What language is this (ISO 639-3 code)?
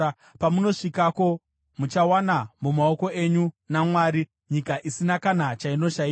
sna